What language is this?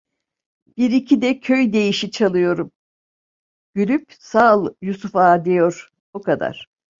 Turkish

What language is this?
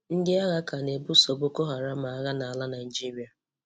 Igbo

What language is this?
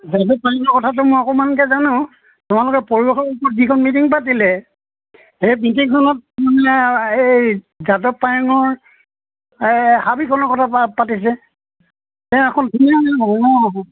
Assamese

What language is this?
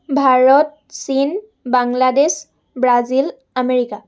Assamese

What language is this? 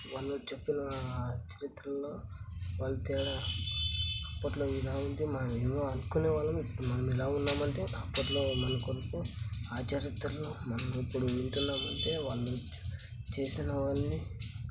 Telugu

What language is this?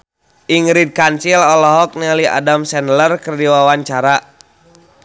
Sundanese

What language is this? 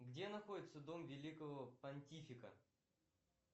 Russian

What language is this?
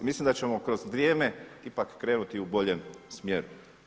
Croatian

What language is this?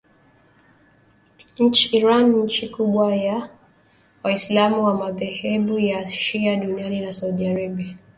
Swahili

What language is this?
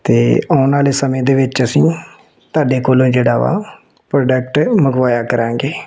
Punjabi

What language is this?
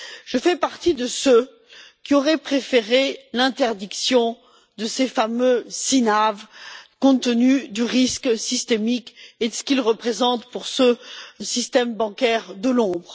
French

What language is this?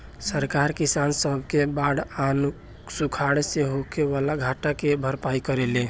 Bhojpuri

